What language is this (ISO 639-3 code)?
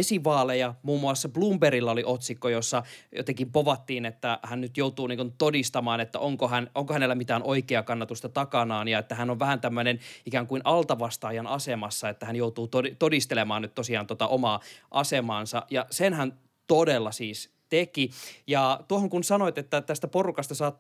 fin